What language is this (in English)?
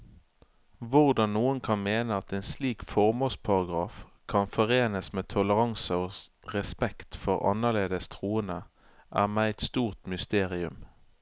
Norwegian